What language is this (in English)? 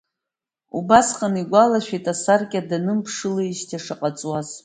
Abkhazian